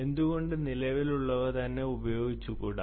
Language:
Malayalam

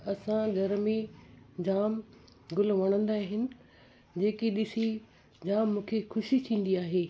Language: Sindhi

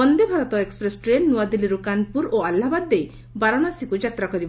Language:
Odia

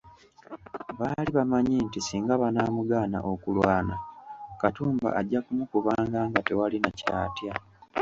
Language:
Ganda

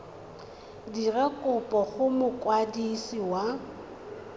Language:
Tswana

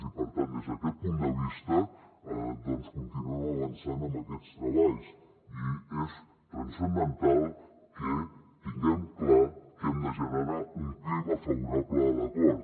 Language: Catalan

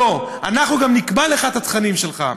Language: Hebrew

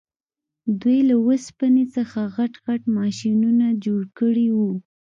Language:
Pashto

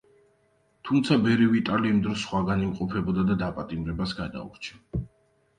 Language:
Georgian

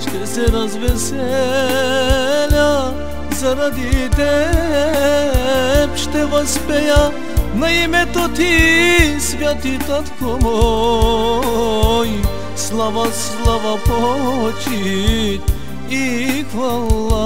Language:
Bulgarian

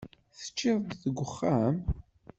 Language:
Kabyle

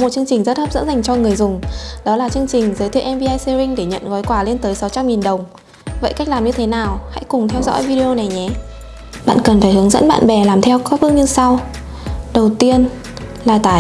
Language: Vietnamese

